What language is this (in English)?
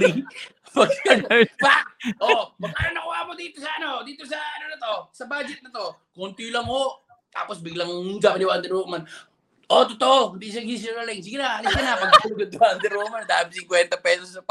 Filipino